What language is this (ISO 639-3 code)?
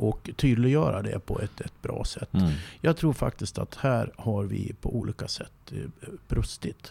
swe